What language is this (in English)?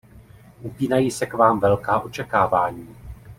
Czech